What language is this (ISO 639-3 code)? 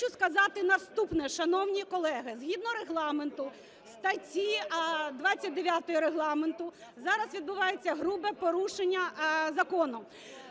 ukr